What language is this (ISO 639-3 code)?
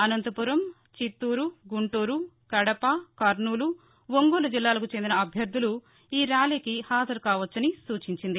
tel